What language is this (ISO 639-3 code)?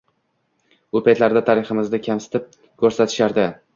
uzb